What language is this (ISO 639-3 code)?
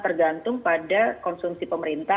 ind